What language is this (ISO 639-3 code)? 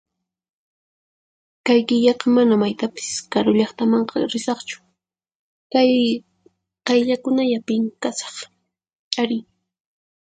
qxp